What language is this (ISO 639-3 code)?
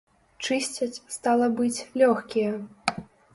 bel